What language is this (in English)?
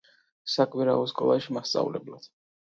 Georgian